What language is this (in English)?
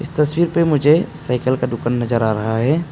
Hindi